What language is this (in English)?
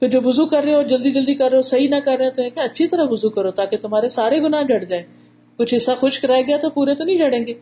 Urdu